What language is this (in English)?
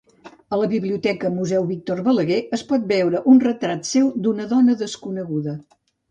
Catalan